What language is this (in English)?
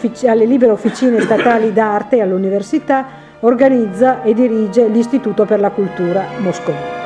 Italian